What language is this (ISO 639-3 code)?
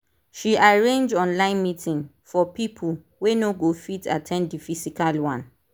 pcm